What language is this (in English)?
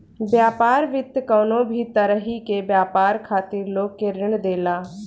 Bhojpuri